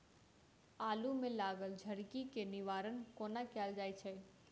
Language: Maithili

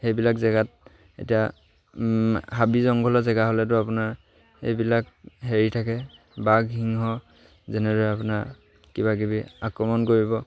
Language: Assamese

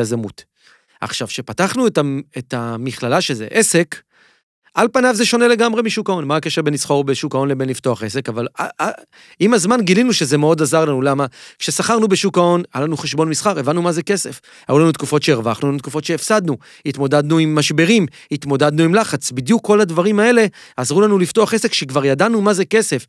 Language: Hebrew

